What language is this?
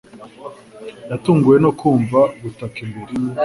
Kinyarwanda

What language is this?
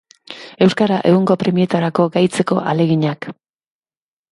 Basque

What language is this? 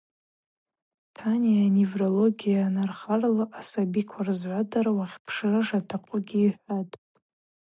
Abaza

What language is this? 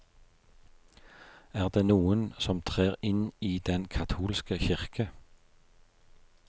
Norwegian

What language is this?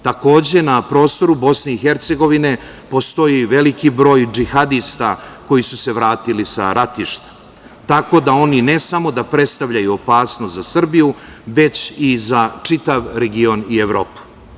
Serbian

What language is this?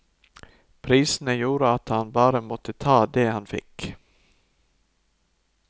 Norwegian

